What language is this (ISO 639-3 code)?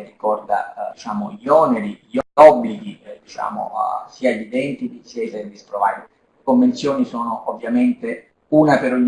ita